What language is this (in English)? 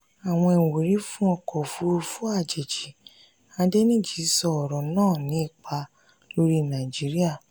Yoruba